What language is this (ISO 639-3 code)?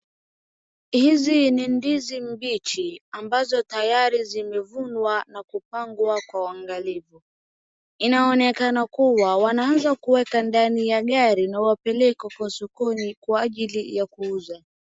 swa